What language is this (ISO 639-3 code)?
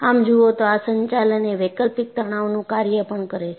guj